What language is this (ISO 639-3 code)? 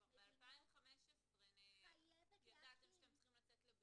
heb